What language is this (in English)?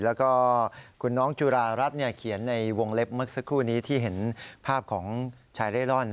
Thai